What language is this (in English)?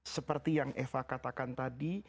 Indonesian